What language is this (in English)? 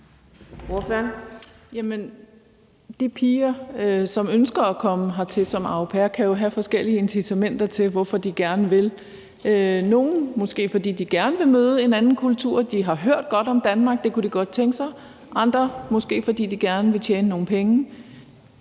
Danish